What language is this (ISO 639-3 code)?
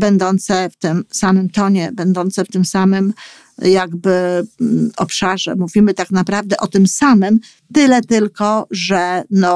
pol